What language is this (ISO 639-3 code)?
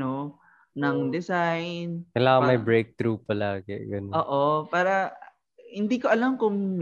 fil